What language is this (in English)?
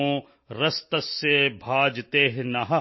Punjabi